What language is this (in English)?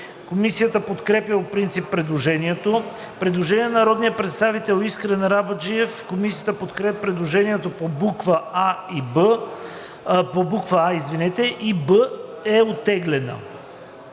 Bulgarian